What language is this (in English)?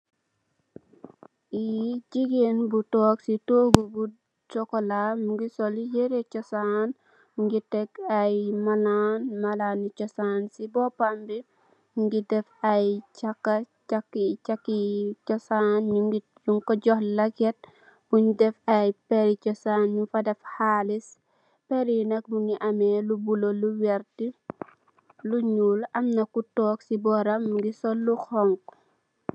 Wolof